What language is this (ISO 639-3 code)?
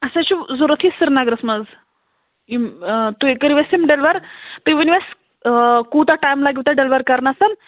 kas